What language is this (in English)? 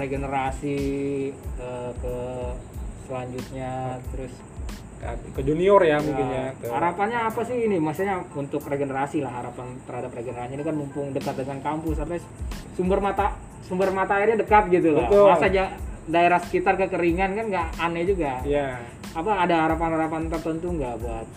Indonesian